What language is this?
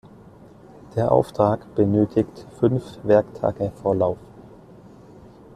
German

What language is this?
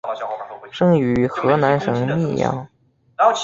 Chinese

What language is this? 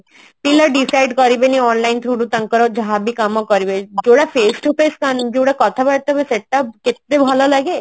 Odia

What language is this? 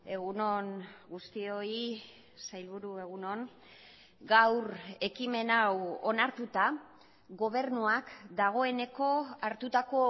Basque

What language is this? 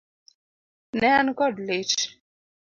Luo (Kenya and Tanzania)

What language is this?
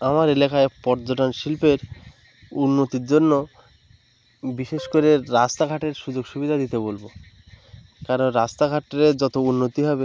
Bangla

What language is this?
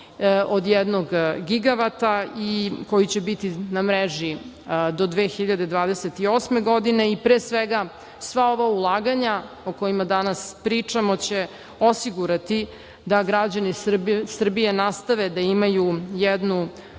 Serbian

